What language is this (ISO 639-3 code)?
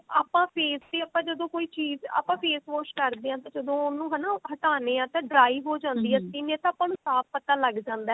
pan